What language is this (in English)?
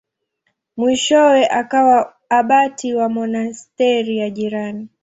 Swahili